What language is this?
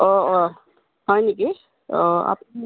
Assamese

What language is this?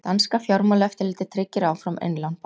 Icelandic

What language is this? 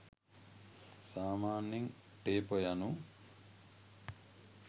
Sinhala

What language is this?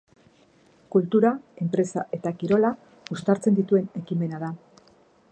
Basque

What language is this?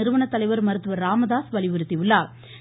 Tamil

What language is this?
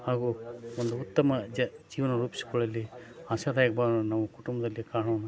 Kannada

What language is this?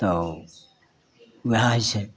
Maithili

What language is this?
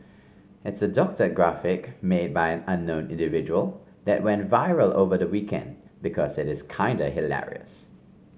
English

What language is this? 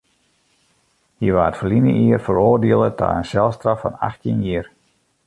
Western Frisian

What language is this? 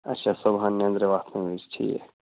Kashmiri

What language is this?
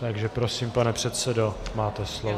Czech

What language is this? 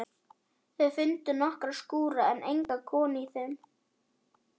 Icelandic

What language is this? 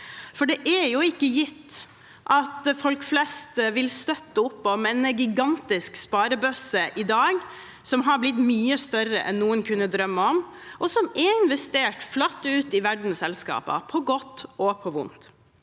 Norwegian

